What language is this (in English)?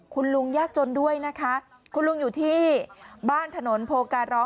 Thai